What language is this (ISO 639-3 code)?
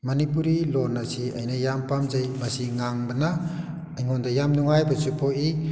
mni